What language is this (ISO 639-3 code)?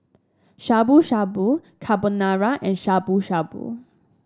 eng